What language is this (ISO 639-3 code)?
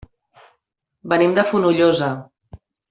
cat